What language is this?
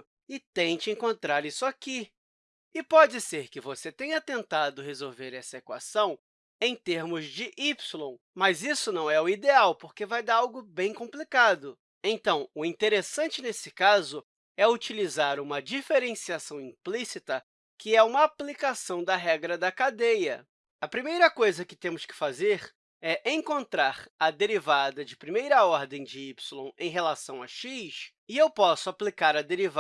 Portuguese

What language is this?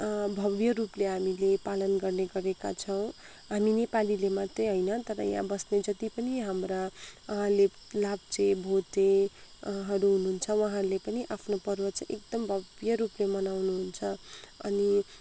Nepali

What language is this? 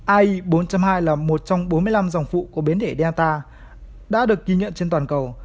Vietnamese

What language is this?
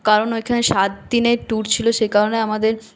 Bangla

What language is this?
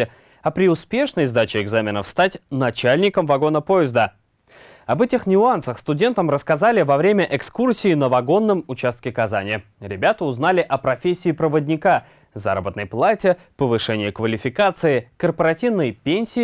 Russian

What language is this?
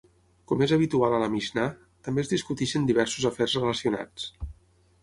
Catalan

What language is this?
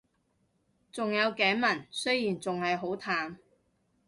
Cantonese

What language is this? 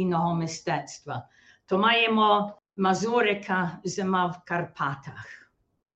Ukrainian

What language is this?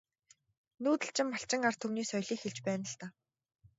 Mongolian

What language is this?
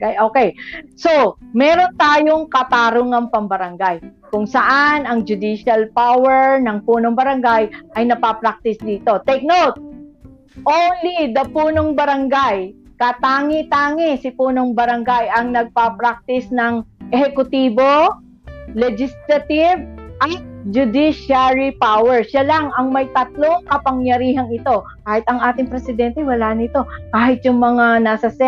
Filipino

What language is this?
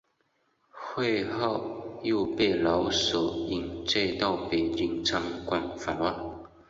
Chinese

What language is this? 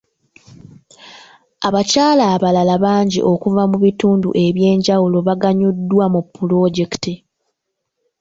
Ganda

